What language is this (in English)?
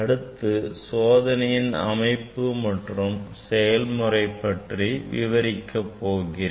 Tamil